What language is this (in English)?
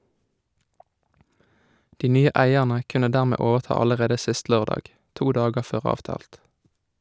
Norwegian